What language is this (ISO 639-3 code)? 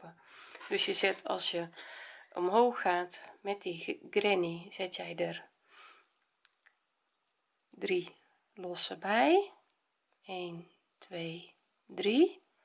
nld